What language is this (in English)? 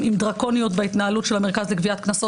Hebrew